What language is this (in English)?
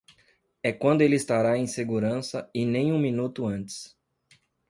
Portuguese